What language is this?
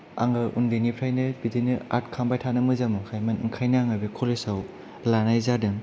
Bodo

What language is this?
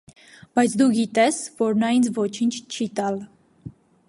Armenian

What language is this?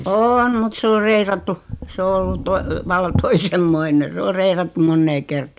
Finnish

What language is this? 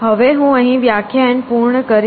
Gujarati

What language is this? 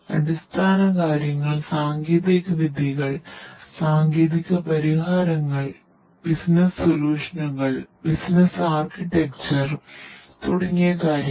Malayalam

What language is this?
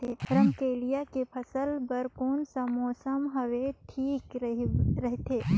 Chhattisgarhi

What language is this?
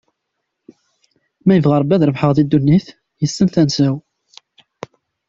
Kabyle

